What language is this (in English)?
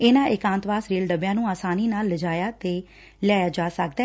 Punjabi